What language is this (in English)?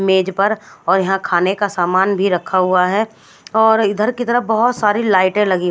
Hindi